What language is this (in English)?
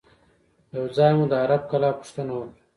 Pashto